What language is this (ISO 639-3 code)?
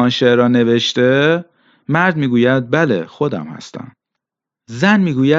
fas